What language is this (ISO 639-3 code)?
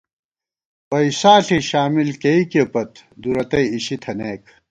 gwt